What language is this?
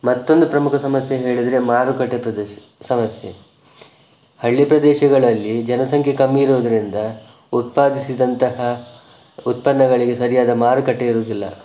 Kannada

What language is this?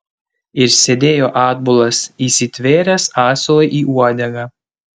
Lithuanian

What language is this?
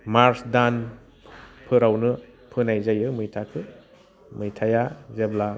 Bodo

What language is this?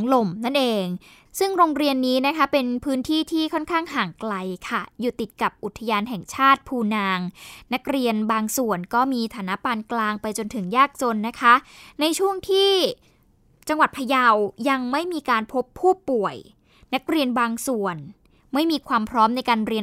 Thai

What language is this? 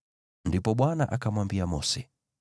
Swahili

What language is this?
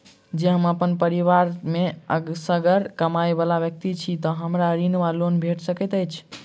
Maithili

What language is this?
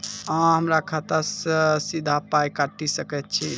Maithili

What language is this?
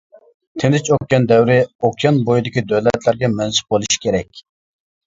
Uyghur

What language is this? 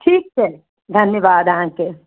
Maithili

